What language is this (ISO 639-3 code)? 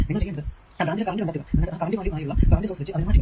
mal